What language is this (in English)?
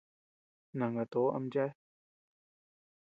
Tepeuxila Cuicatec